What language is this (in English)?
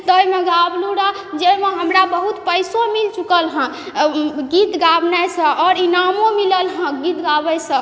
Maithili